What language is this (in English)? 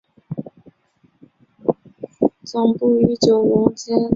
Chinese